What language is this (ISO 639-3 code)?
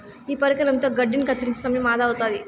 tel